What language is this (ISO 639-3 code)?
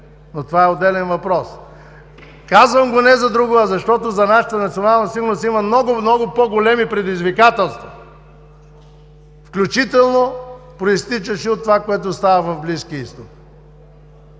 bul